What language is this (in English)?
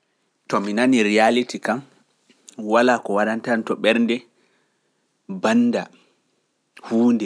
Pular